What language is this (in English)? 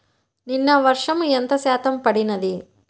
Telugu